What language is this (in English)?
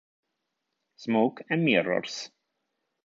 Italian